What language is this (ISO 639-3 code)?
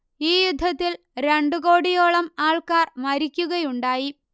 mal